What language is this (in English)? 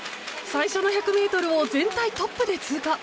Japanese